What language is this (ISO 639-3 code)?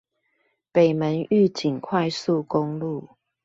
zho